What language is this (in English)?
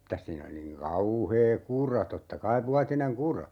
Finnish